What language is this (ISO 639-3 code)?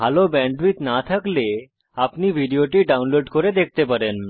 ben